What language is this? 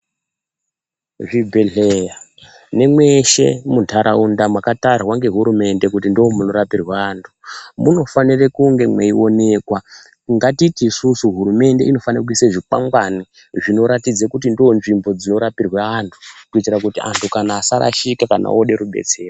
Ndau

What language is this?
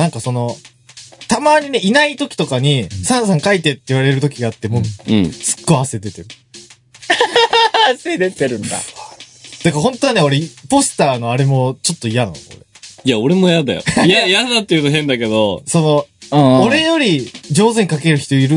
Japanese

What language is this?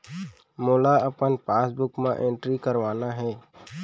Chhattisgarhi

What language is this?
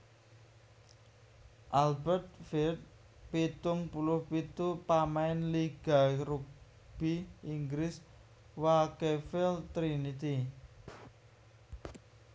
Javanese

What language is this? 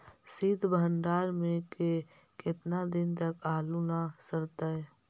Magahi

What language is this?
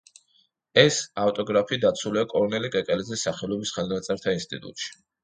Georgian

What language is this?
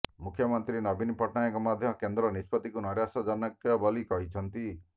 Odia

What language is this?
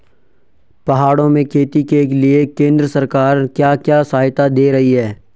Hindi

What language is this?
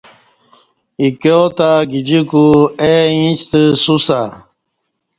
Kati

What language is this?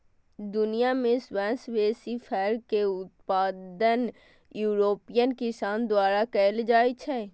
Maithili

